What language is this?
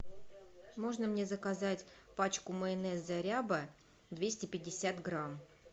Russian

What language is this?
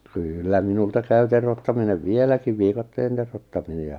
Finnish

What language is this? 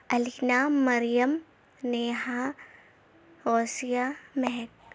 Urdu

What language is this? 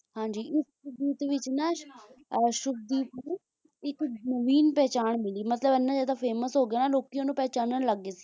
Punjabi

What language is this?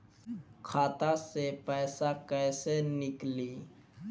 Bhojpuri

